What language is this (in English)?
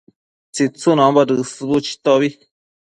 Matsés